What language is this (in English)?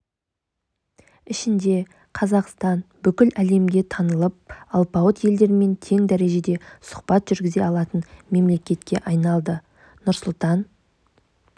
Kazakh